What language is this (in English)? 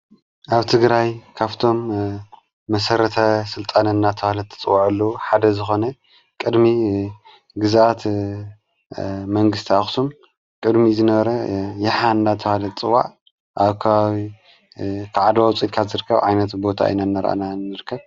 Tigrinya